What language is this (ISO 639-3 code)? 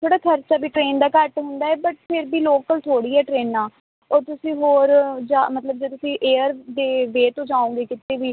pan